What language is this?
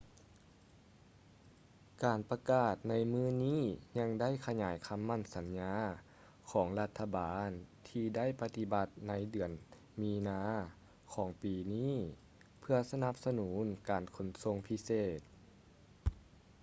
Lao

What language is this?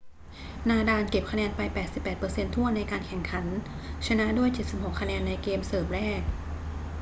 Thai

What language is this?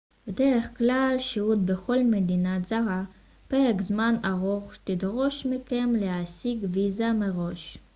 Hebrew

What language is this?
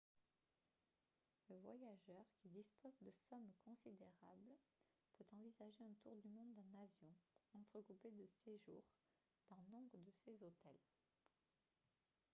French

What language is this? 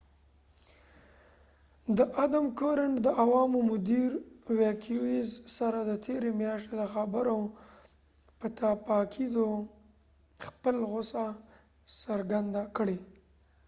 Pashto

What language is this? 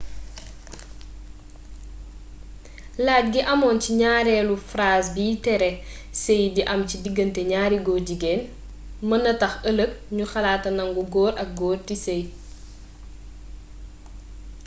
Wolof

